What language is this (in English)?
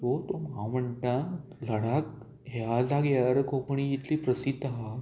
Konkani